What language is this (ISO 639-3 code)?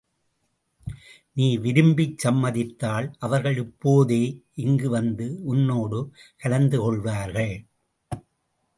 tam